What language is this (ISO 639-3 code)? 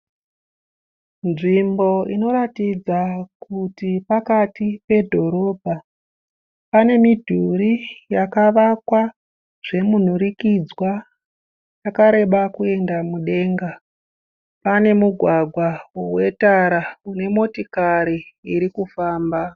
sna